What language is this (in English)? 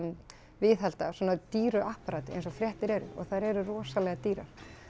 Icelandic